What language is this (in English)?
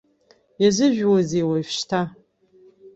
Abkhazian